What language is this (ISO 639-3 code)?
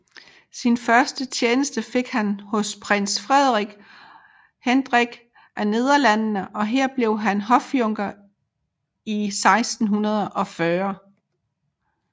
dan